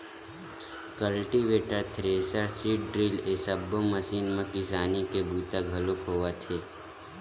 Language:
Chhattisgarhi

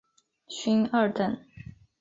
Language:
Chinese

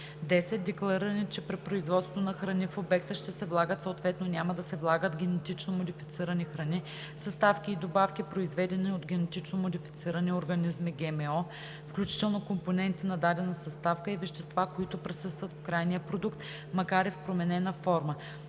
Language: Bulgarian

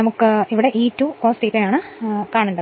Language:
Malayalam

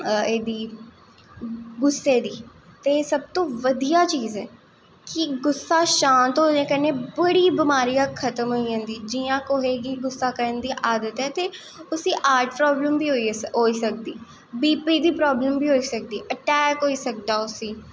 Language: Dogri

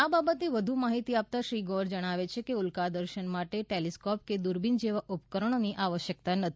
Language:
Gujarati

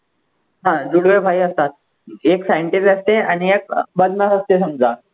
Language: Marathi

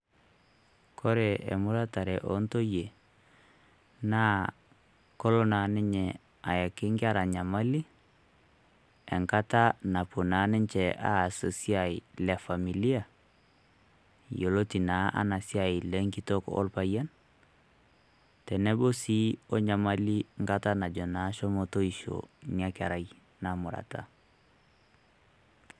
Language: Masai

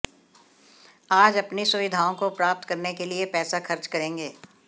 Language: Hindi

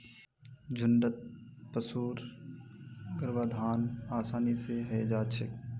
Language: Magahi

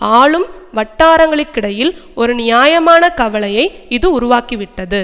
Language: Tamil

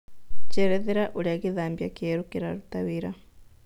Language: Kikuyu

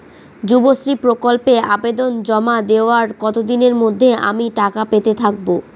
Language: Bangla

